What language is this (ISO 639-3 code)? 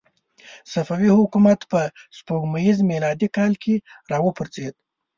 pus